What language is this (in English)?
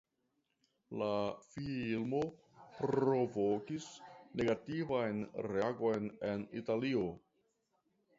Esperanto